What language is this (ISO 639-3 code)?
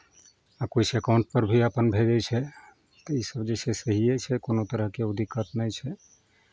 mai